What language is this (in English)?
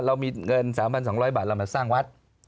Thai